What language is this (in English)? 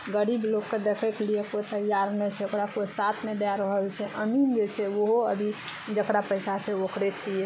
Maithili